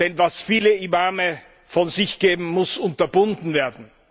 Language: German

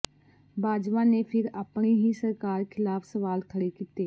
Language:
Punjabi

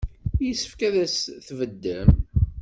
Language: Kabyle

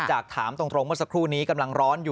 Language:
Thai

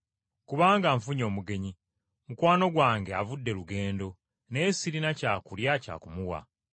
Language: Ganda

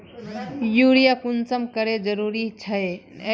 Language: Magahi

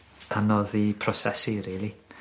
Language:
Welsh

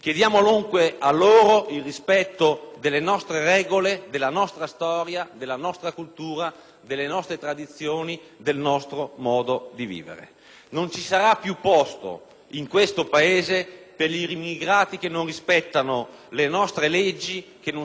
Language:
Italian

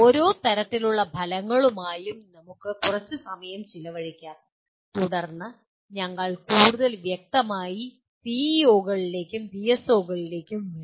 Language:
Malayalam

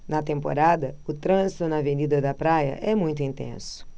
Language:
Portuguese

